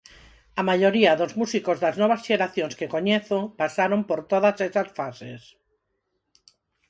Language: Galician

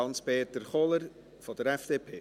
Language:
Swiss German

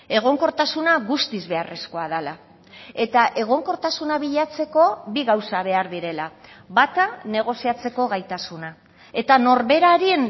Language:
Basque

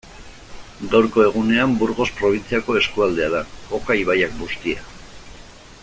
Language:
Basque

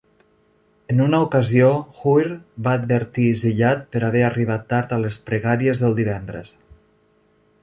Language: Catalan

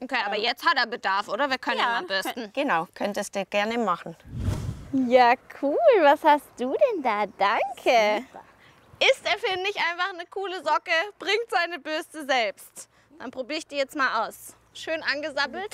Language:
German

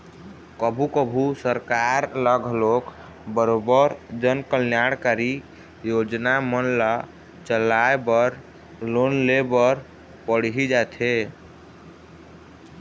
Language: Chhattisgarhi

